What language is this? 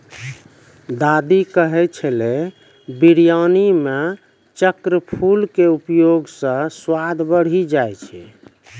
Maithili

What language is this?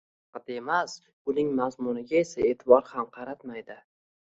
Uzbek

